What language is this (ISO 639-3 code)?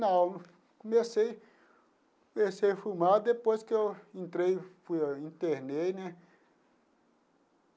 por